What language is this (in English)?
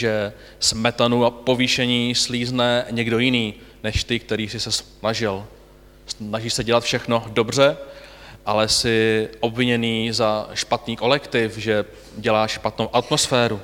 Czech